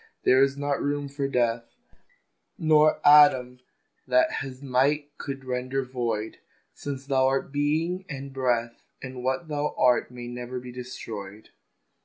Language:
English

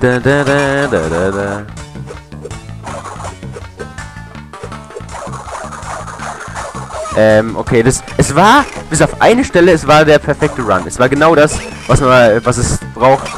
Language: German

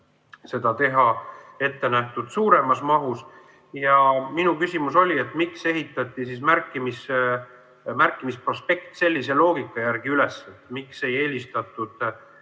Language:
Estonian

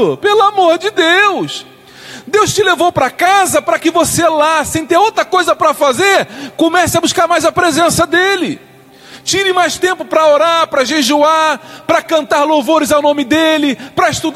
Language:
Portuguese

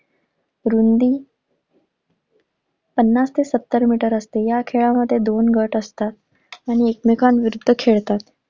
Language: Marathi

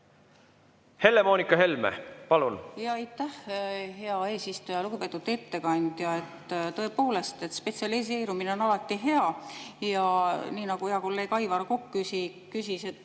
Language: Estonian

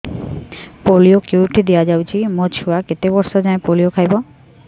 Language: Odia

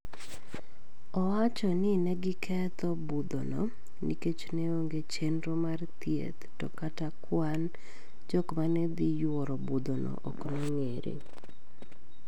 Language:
Luo (Kenya and Tanzania)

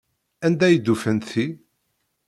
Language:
Kabyle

